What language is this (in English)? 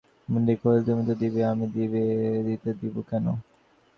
Bangla